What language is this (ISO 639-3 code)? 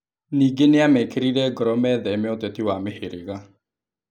kik